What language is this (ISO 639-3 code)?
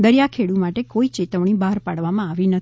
guj